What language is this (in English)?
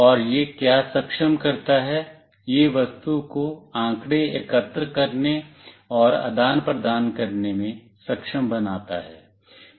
Hindi